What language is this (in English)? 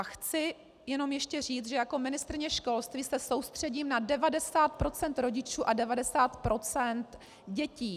Czech